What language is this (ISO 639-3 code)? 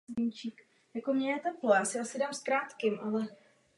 ces